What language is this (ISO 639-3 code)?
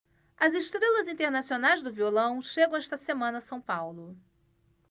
por